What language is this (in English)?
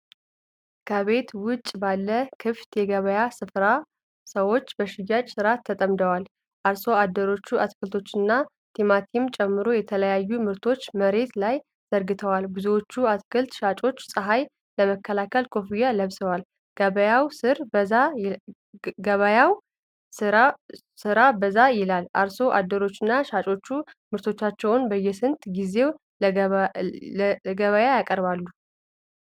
Amharic